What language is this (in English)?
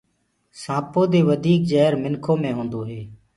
Gurgula